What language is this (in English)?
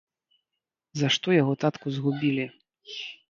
Belarusian